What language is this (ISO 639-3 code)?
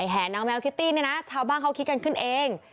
tha